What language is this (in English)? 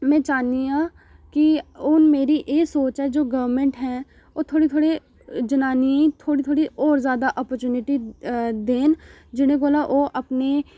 Dogri